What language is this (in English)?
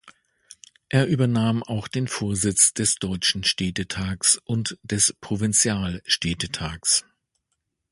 German